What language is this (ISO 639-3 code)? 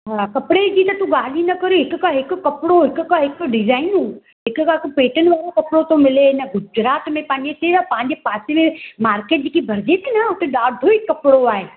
snd